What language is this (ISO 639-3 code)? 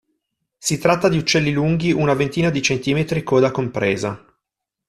ita